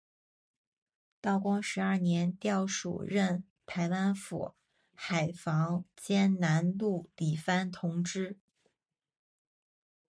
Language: Chinese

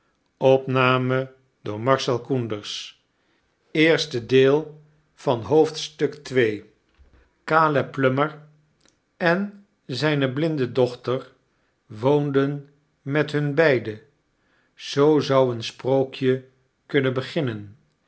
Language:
Dutch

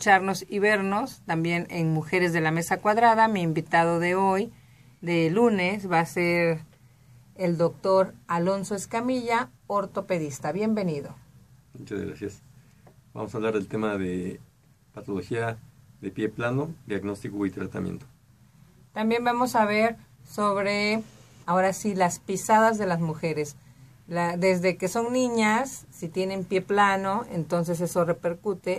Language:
Spanish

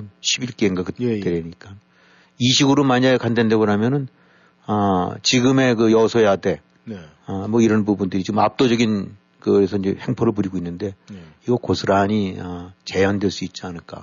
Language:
Korean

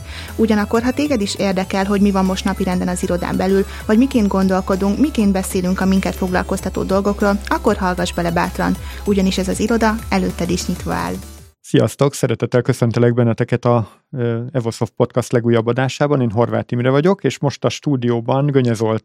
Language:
Hungarian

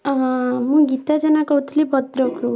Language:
Odia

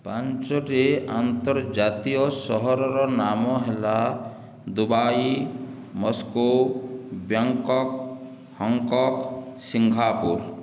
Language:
Odia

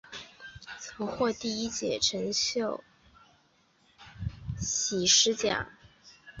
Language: Chinese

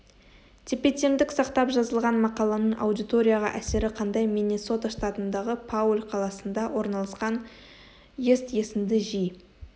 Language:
Kazakh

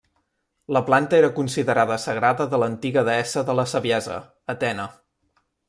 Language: Catalan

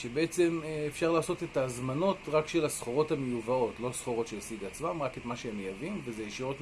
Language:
Hebrew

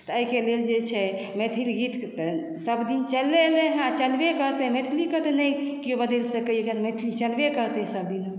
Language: Maithili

